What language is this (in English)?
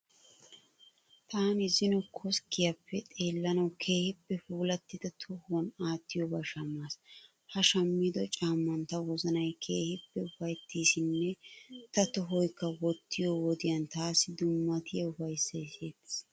Wolaytta